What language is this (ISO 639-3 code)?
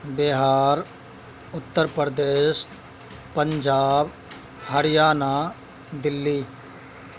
urd